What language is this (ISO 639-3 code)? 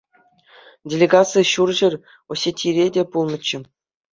chv